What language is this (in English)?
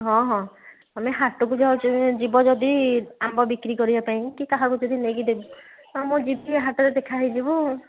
Odia